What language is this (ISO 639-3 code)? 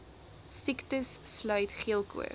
afr